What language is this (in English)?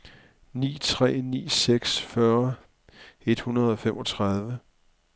Danish